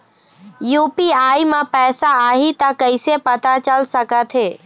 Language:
Chhattisgarhi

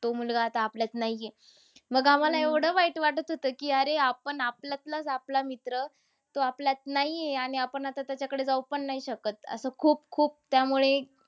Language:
Marathi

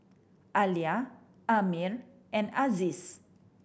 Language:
English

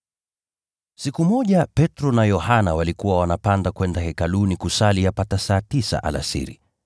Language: Swahili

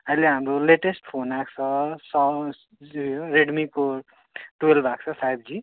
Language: Nepali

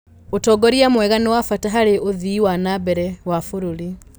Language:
Kikuyu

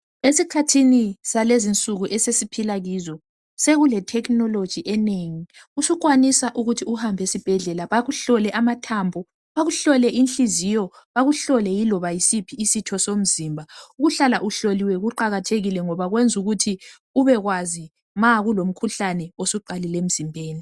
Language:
North Ndebele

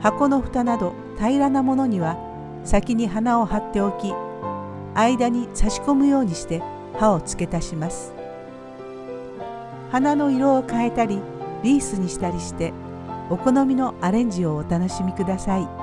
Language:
Japanese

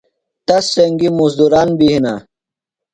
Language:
Phalura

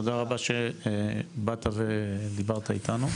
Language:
Hebrew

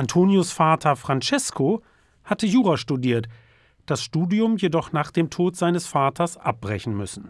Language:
German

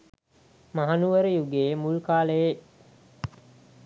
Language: Sinhala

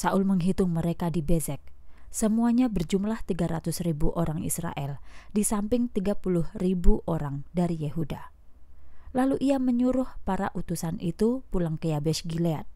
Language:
Indonesian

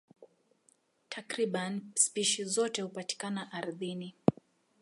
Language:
Swahili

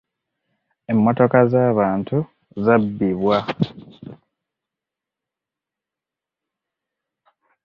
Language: Ganda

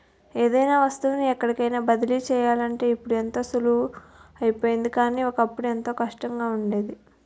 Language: Telugu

